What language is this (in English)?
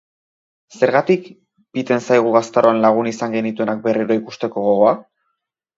Basque